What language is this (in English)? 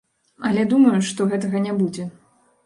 Belarusian